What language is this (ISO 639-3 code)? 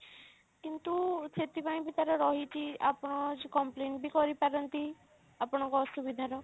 ori